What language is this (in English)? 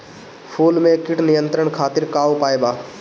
Bhojpuri